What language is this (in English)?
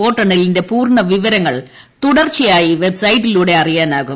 Malayalam